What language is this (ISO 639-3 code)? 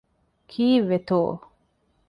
div